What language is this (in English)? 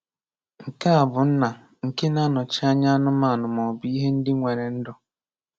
Igbo